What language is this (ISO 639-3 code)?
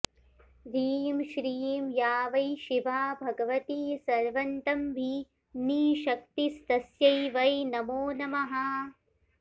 san